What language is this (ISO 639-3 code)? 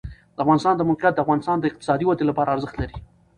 pus